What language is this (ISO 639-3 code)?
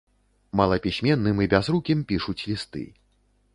bel